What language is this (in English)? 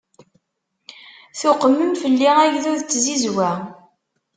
Kabyle